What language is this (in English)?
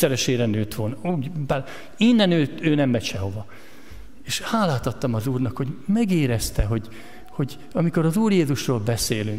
Hungarian